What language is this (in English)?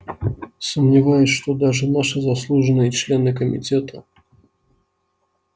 Russian